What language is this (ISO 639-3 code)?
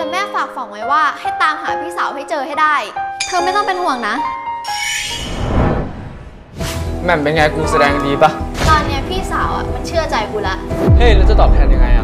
tha